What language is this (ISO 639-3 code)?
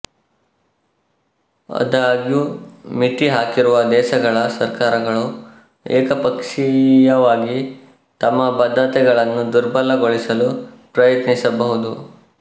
kan